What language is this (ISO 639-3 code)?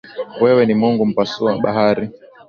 swa